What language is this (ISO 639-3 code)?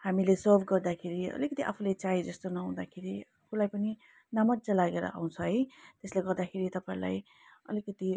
nep